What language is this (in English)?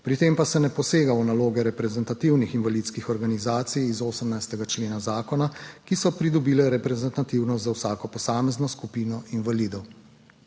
Slovenian